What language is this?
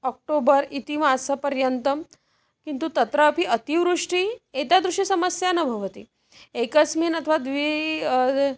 Sanskrit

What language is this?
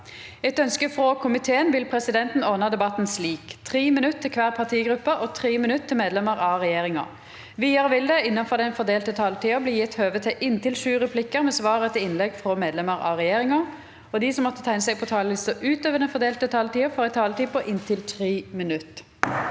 Norwegian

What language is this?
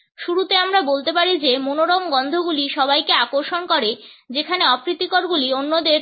Bangla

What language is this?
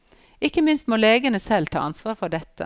Norwegian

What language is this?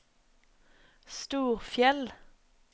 Norwegian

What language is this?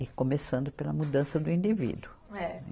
Portuguese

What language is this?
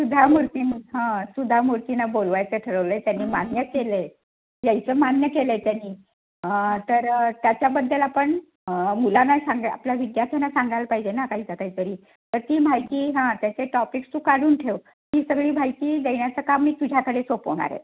Marathi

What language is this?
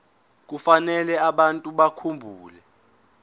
Zulu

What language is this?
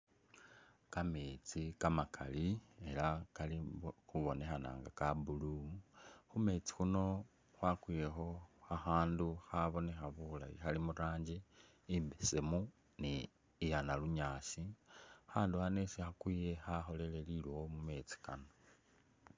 Masaaba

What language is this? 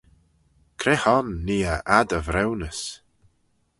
Manx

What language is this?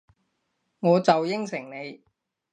Cantonese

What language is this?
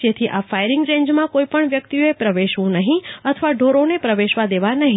Gujarati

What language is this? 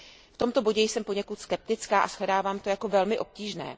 Czech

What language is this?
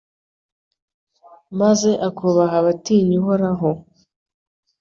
Kinyarwanda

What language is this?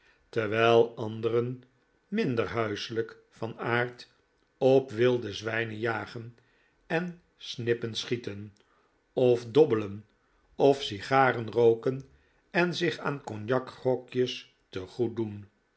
Dutch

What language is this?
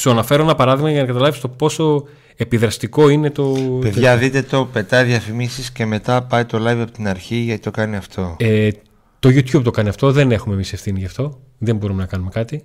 Greek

